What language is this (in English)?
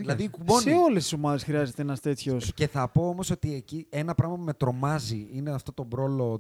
Greek